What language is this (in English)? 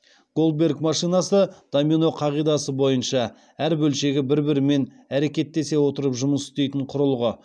Kazakh